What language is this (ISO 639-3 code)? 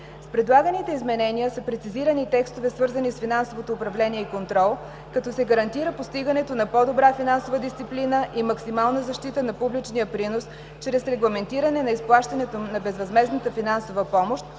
bul